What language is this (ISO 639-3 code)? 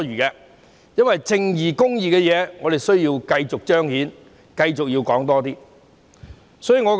yue